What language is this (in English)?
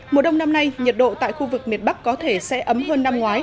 Vietnamese